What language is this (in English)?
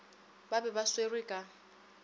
Northern Sotho